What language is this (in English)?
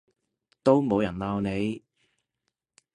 Cantonese